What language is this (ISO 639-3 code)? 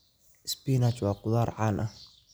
som